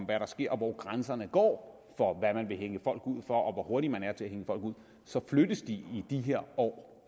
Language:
Danish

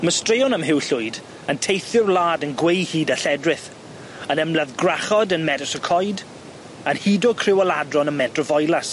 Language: Welsh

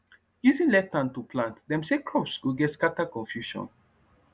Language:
Nigerian Pidgin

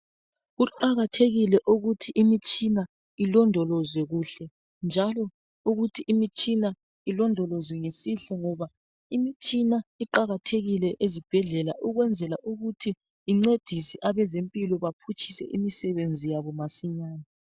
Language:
North Ndebele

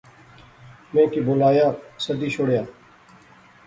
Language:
Pahari-Potwari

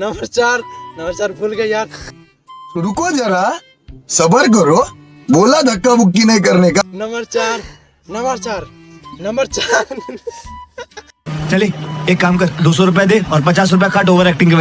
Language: Hindi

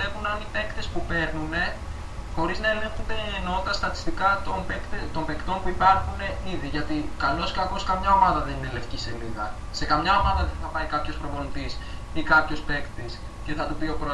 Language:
Greek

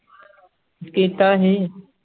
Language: Punjabi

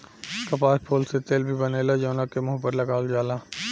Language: Bhojpuri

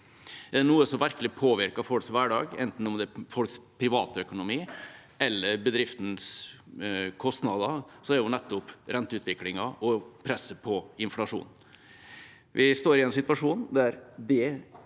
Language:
Norwegian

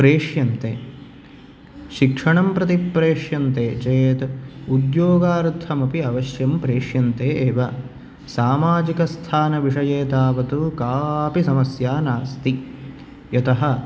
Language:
Sanskrit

